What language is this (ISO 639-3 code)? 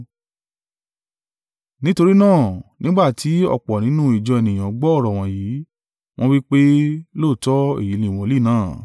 yor